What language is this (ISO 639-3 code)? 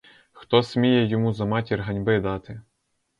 ukr